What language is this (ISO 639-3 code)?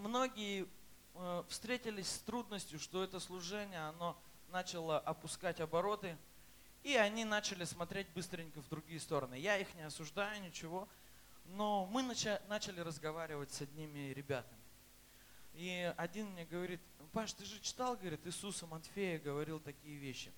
rus